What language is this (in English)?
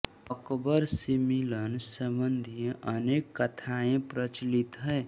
Hindi